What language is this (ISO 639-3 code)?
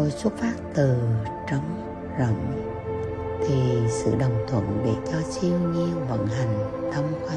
vie